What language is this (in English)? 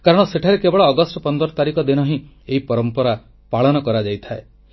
Odia